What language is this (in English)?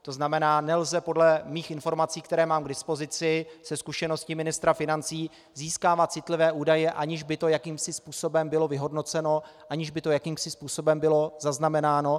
Czech